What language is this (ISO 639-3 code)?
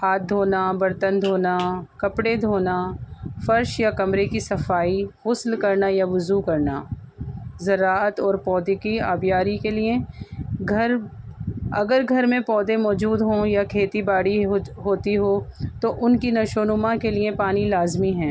urd